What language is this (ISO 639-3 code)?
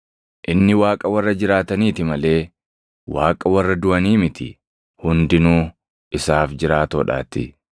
orm